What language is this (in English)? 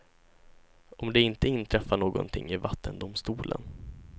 Swedish